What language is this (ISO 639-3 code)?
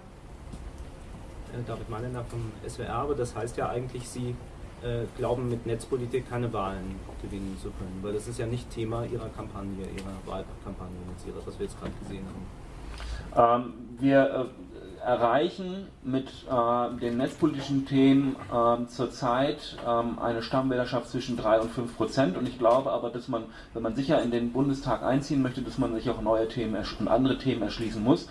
deu